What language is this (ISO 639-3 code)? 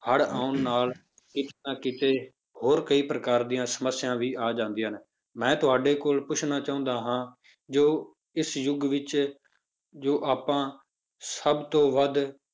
pan